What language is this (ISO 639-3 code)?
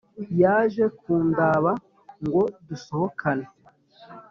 kin